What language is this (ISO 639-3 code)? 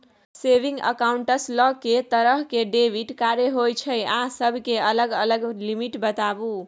mai